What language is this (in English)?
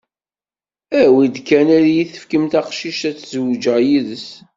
Kabyle